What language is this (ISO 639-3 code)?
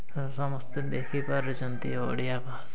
ori